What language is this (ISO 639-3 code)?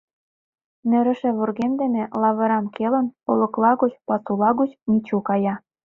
chm